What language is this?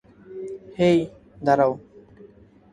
Bangla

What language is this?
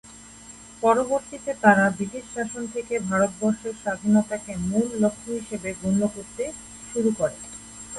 Bangla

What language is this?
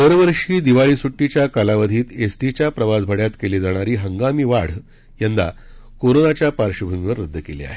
Marathi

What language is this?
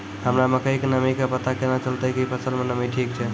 Maithili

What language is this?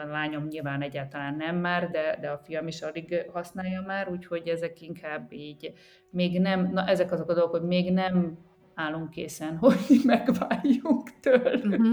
Hungarian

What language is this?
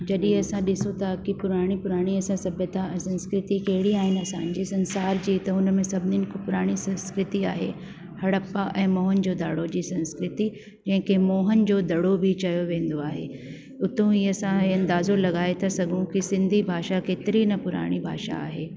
Sindhi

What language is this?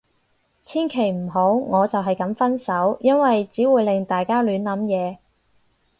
Cantonese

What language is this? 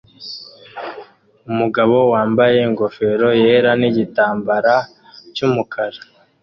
Kinyarwanda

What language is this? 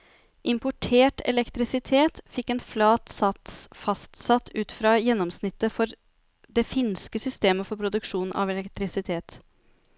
Norwegian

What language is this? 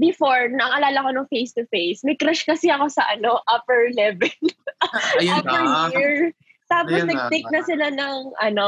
Filipino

